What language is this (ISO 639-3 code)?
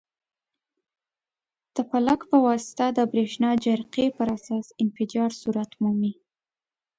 pus